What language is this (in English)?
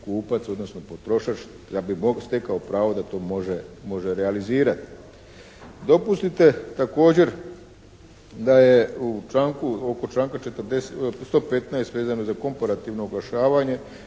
Croatian